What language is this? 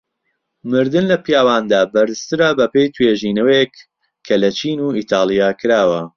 Central Kurdish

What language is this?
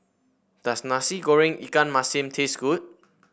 English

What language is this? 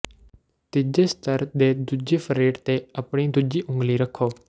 Punjabi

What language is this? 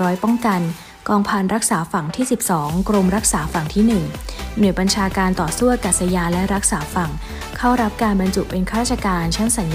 Thai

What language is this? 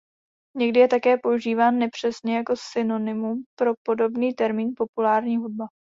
Czech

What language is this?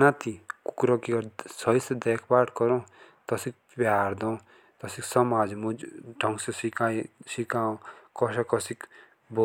Jaunsari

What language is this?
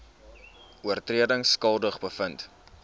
Afrikaans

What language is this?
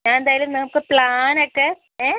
Malayalam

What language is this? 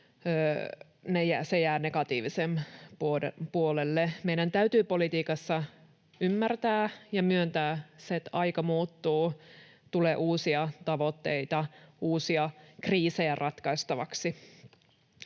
Finnish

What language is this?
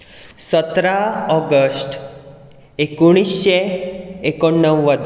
Konkani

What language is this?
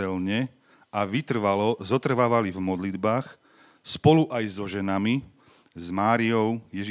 Slovak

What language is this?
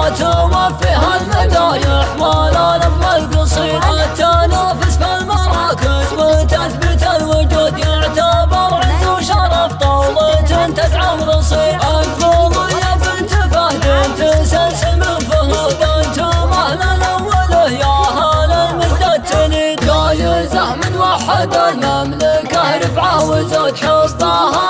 Arabic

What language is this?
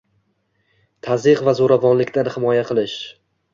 Uzbek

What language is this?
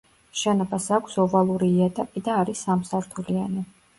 Georgian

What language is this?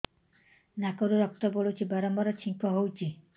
Odia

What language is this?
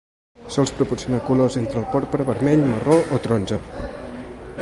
Catalan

